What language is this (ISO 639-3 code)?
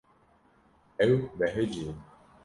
kur